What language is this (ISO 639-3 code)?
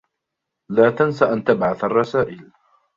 ara